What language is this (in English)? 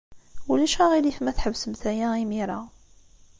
Kabyle